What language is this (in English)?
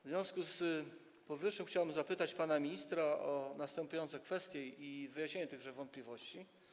Polish